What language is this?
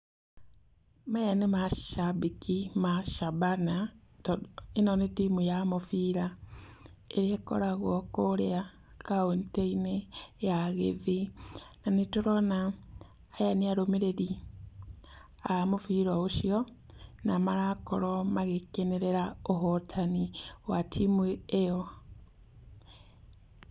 Kikuyu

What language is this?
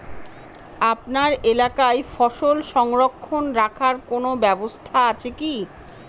Bangla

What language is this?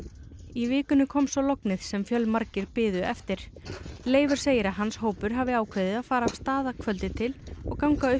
Icelandic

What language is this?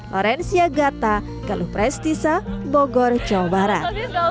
Indonesian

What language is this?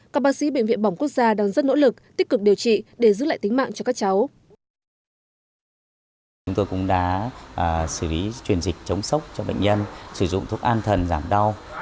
Vietnamese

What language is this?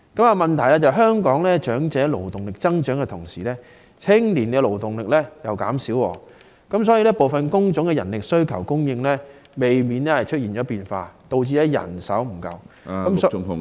Cantonese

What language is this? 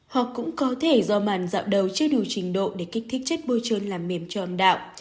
Vietnamese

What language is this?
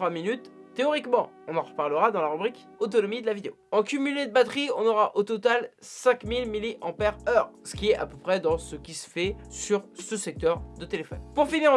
French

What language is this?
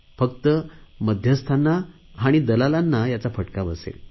Marathi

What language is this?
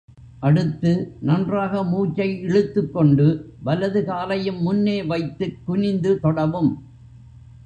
Tamil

